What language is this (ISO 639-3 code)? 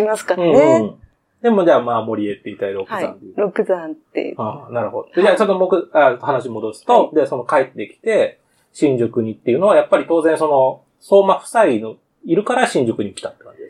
jpn